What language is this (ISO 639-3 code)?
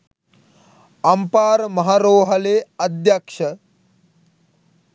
sin